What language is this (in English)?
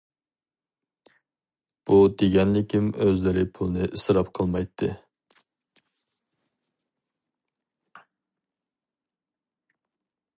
Uyghur